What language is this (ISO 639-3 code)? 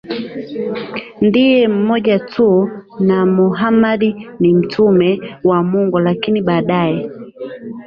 swa